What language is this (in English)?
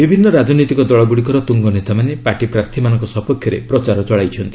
Odia